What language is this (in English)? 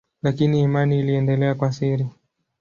Swahili